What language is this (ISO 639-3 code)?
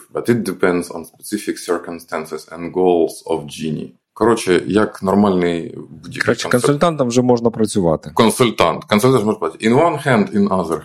ukr